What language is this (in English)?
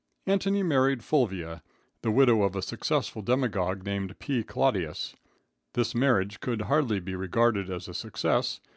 English